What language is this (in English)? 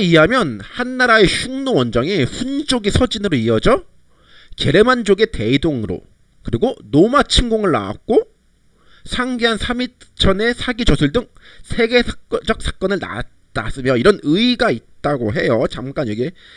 Korean